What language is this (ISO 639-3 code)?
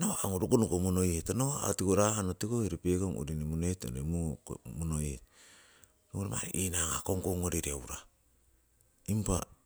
siw